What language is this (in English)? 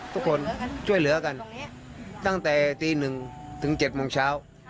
Thai